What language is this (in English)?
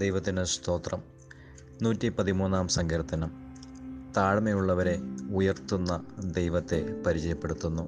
Malayalam